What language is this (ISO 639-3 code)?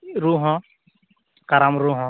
sat